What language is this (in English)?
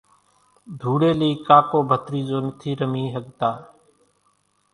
Kachi Koli